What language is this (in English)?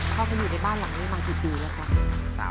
Thai